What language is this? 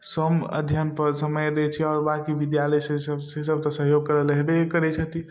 Maithili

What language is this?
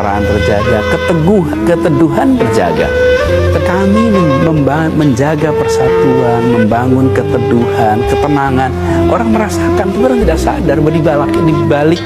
Indonesian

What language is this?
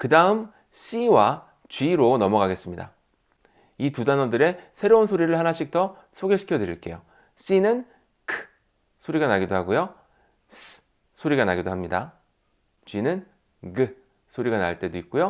Korean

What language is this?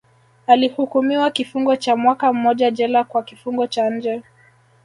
Swahili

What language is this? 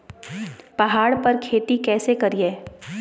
Magahi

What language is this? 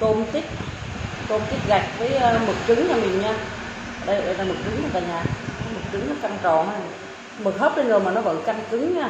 Vietnamese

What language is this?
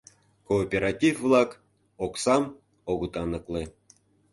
Mari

